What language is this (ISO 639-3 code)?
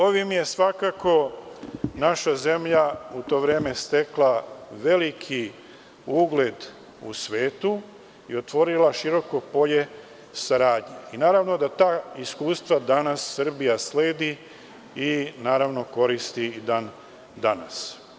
srp